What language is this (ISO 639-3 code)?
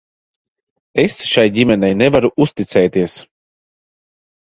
lav